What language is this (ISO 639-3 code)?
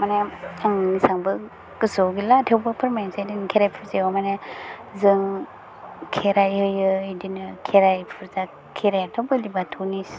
brx